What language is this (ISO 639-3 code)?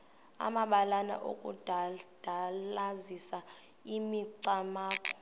xho